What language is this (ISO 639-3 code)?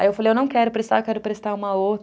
por